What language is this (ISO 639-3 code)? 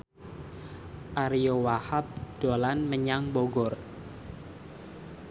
jav